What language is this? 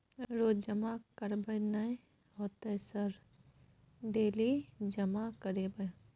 Maithili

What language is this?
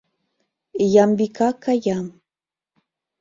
Mari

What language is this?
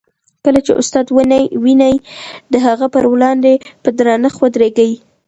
Pashto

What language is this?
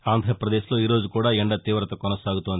Telugu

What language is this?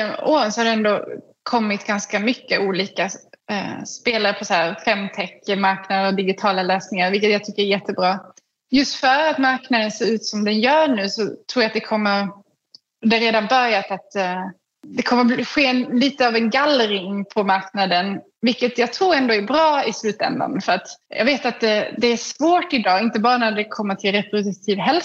Swedish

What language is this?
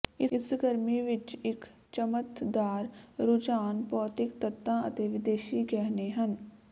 Punjabi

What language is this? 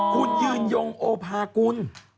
Thai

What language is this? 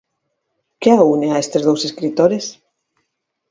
Galician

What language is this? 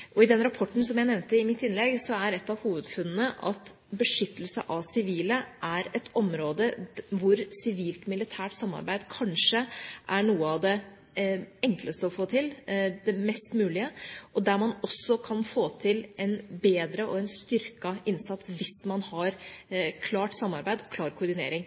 Norwegian Bokmål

